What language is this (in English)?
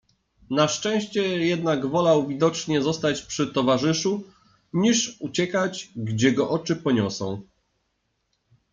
Polish